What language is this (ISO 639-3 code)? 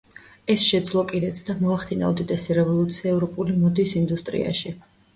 kat